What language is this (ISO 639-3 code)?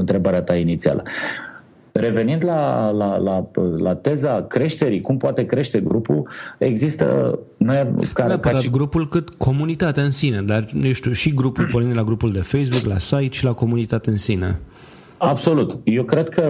ron